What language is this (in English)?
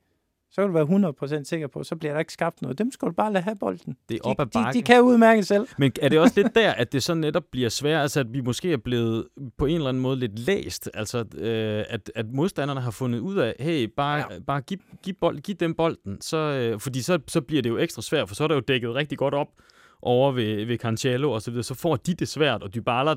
Danish